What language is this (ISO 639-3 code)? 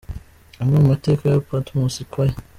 kin